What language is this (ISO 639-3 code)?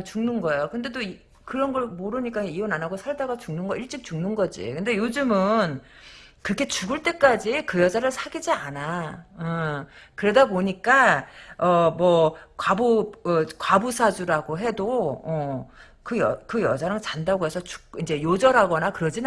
kor